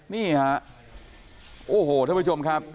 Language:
Thai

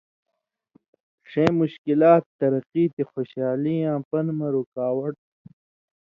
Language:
Indus Kohistani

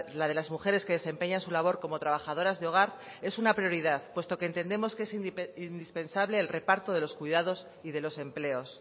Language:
Spanish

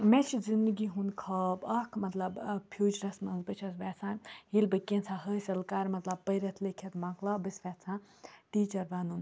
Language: Kashmiri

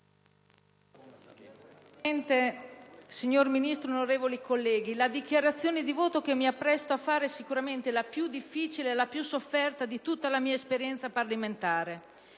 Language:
Italian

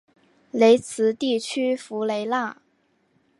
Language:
Chinese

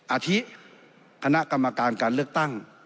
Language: Thai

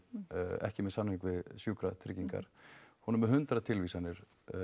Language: Icelandic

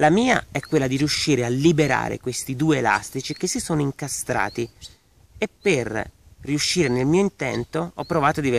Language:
Italian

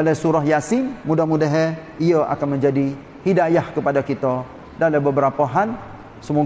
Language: Malay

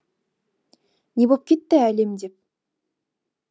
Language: Kazakh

